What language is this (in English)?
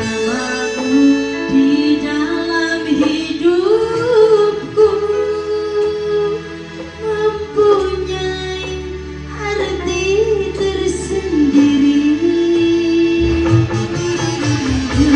Indonesian